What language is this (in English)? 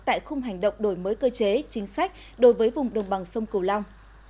Vietnamese